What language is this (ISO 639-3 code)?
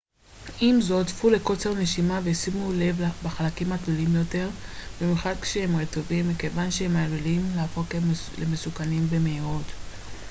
heb